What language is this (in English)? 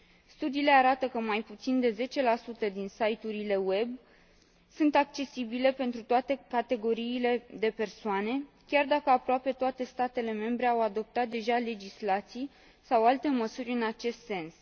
Romanian